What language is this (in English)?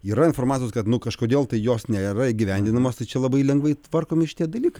Lithuanian